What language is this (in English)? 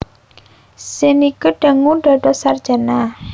Javanese